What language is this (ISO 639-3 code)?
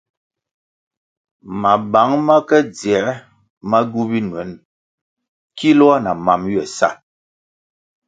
nmg